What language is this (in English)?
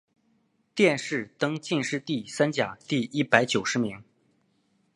Chinese